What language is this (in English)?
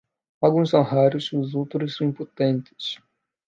Portuguese